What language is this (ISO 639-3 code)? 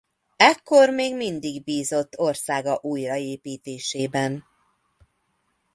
hun